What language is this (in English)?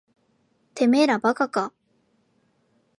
Japanese